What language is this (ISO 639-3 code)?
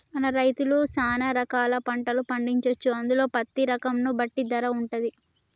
tel